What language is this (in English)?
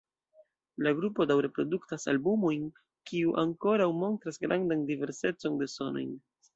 Esperanto